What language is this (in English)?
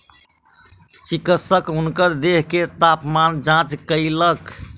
Maithili